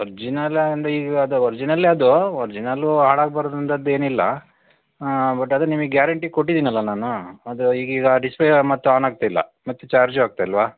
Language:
Kannada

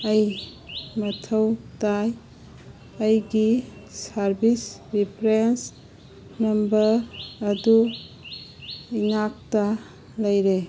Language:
Manipuri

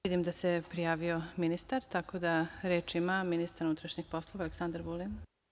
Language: Serbian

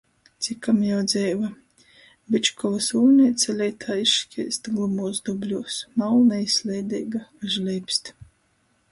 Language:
Latgalian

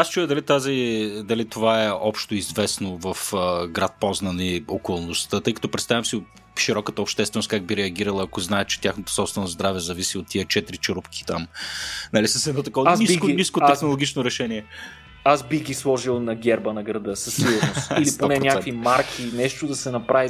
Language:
Bulgarian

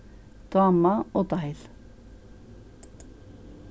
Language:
Faroese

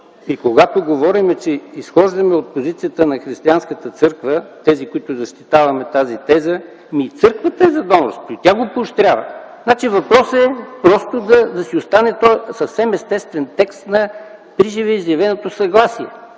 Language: Bulgarian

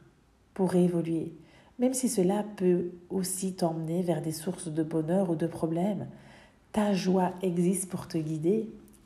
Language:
French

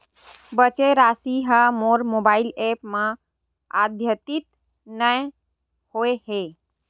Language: Chhattisgarhi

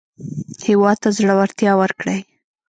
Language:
Pashto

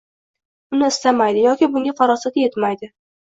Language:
Uzbek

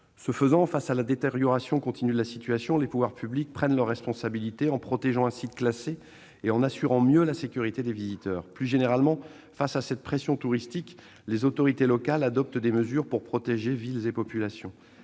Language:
French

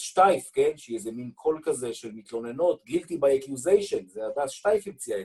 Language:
Hebrew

